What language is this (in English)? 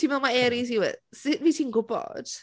Welsh